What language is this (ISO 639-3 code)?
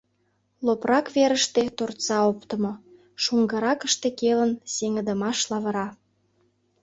chm